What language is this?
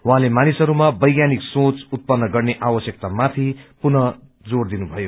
Nepali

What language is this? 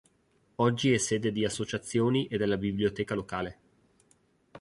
Italian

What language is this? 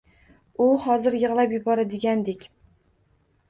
Uzbek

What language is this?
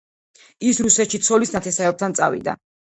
Georgian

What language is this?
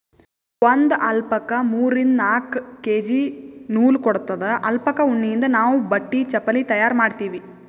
Kannada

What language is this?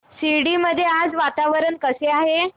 Marathi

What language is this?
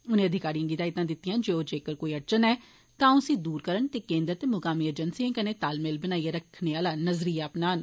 Dogri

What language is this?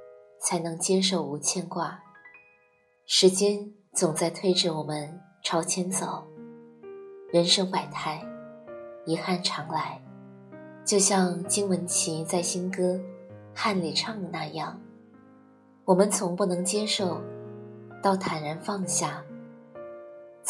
Chinese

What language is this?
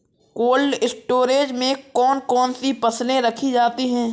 Hindi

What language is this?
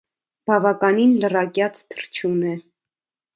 Armenian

